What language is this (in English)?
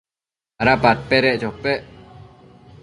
Matsés